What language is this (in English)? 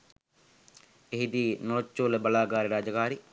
Sinhala